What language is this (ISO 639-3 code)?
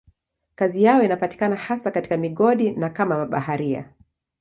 swa